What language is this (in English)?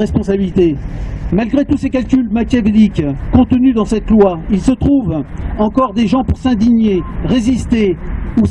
French